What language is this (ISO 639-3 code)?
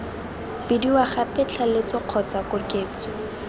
tsn